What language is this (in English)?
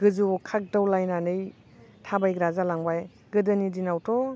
Bodo